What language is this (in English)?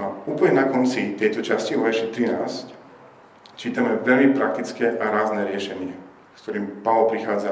Slovak